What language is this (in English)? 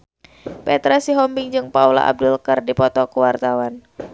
Sundanese